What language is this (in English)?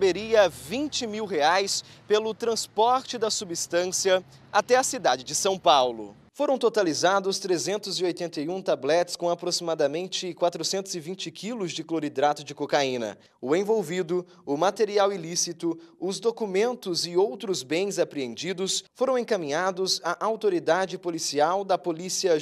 Portuguese